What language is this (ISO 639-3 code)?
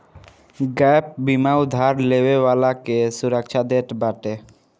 bho